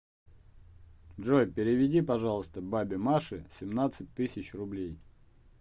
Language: Russian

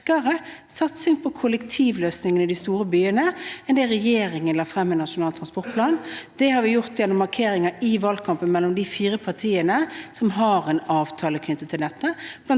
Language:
Norwegian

